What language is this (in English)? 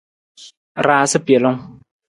Nawdm